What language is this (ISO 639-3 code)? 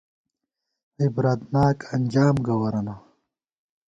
gwt